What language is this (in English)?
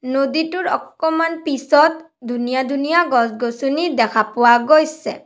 Assamese